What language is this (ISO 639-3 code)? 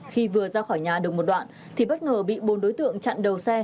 vie